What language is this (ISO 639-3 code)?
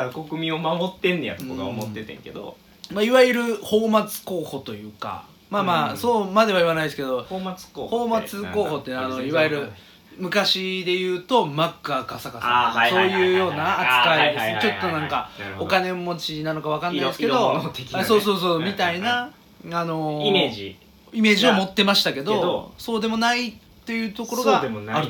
jpn